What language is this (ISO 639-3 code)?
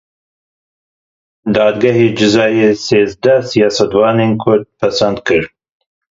kur